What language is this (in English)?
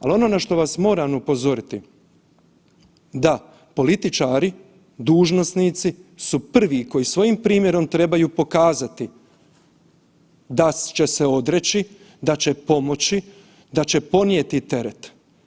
Croatian